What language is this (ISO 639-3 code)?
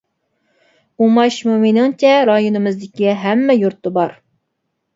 uig